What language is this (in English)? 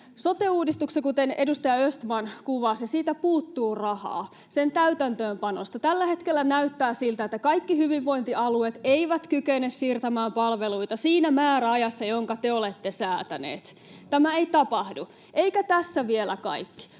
Finnish